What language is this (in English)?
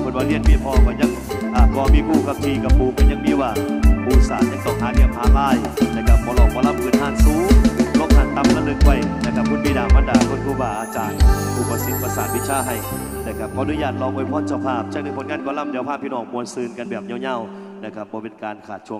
Thai